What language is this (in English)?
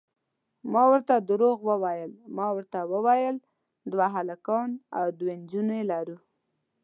Pashto